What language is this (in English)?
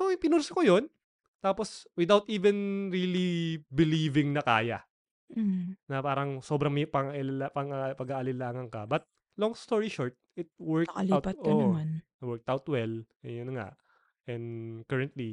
Filipino